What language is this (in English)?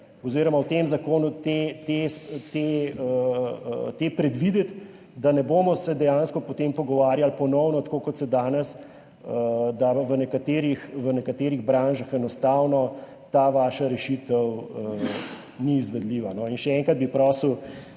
Slovenian